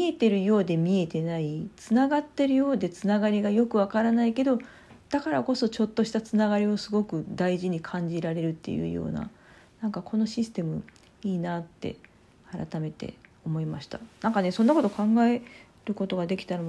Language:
Japanese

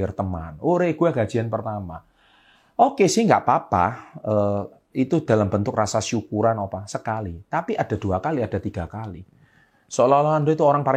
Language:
Indonesian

